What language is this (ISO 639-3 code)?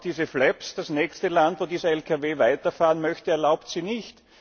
deu